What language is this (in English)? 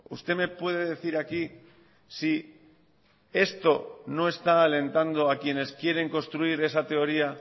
Spanish